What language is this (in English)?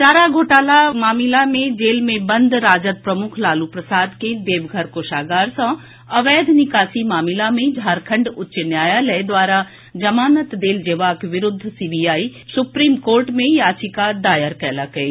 Maithili